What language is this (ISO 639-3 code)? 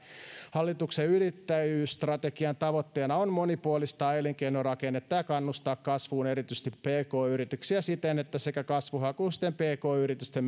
fin